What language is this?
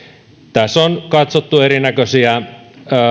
Finnish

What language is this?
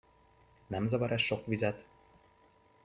Hungarian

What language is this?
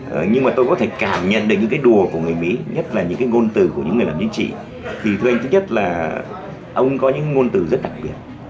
Vietnamese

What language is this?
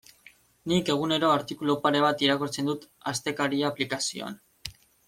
Basque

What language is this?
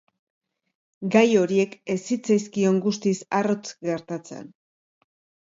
Basque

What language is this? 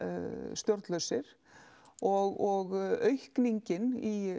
Icelandic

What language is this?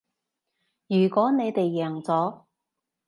Cantonese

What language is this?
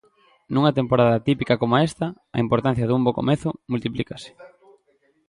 Galician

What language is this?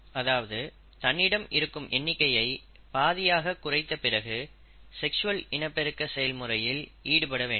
Tamil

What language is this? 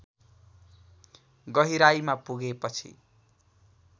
Nepali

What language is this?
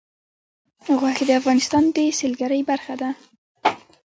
Pashto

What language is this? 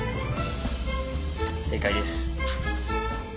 Japanese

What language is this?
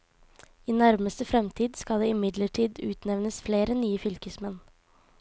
Norwegian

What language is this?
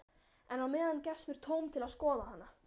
Icelandic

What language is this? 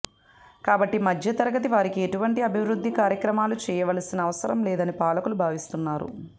Telugu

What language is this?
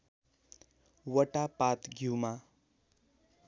Nepali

